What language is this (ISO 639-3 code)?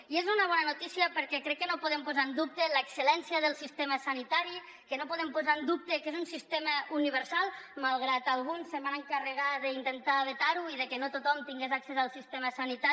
cat